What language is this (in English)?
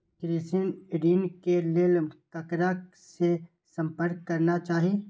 Maithili